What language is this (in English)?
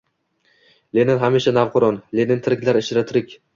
Uzbek